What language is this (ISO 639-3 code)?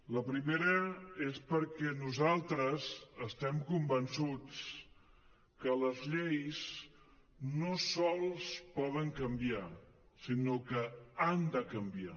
cat